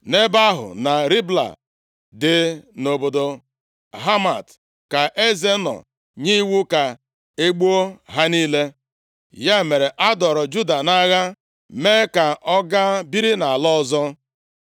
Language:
Igbo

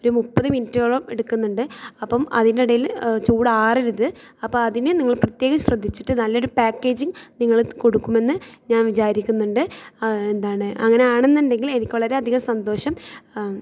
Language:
Malayalam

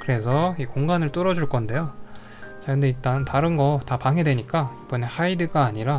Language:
Korean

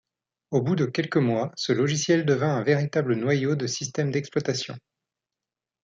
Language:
French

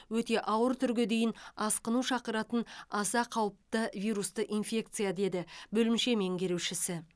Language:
Kazakh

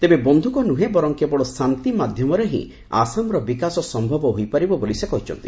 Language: Odia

